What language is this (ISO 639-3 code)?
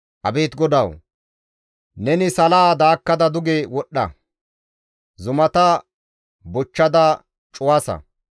gmv